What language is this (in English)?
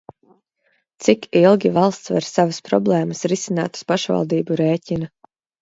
Latvian